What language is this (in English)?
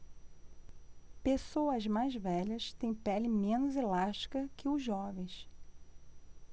Portuguese